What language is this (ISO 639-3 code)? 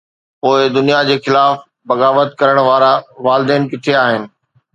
snd